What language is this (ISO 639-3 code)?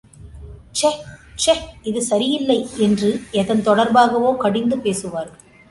tam